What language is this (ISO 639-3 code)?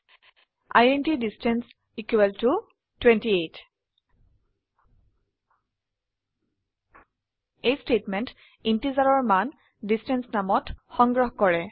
asm